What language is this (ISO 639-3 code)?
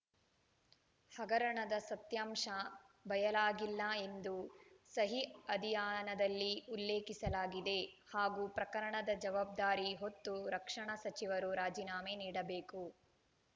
kan